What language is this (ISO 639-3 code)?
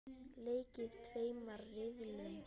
isl